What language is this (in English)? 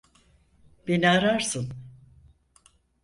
Turkish